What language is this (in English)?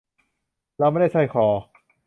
Thai